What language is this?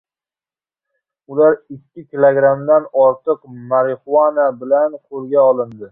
Uzbek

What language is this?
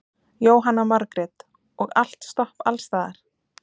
Icelandic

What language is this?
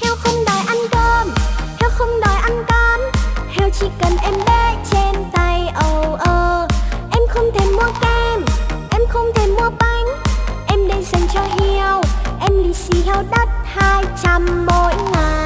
Vietnamese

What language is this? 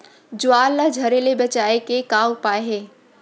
Chhattisgarhi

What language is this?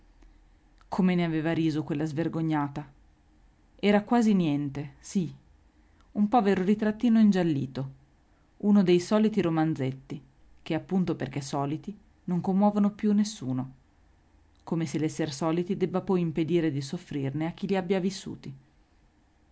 Italian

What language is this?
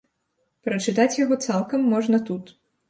Belarusian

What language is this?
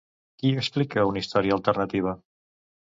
Catalan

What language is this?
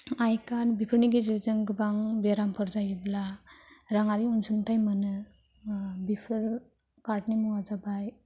Bodo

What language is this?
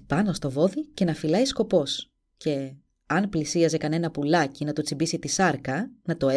Greek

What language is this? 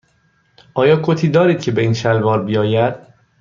Persian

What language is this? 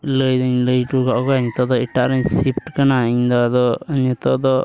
Santali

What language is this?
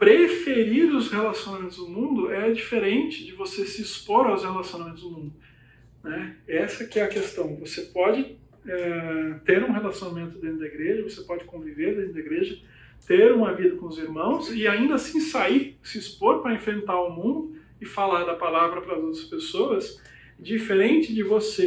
Portuguese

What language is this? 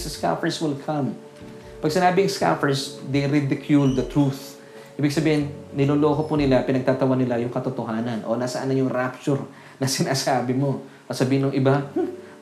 Filipino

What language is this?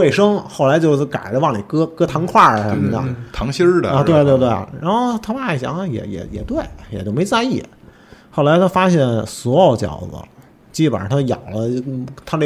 Chinese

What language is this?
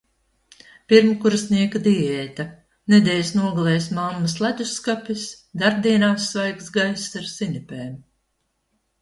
Latvian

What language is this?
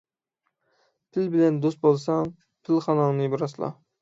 Uyghur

